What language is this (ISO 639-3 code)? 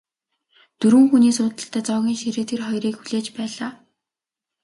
mon